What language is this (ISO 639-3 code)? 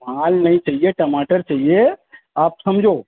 urd